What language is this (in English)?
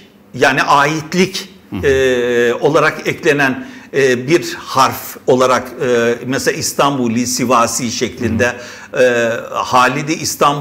Turkish